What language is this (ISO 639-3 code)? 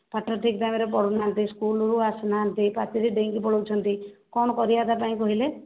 ori